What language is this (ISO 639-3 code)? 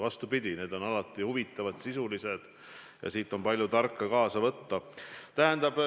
est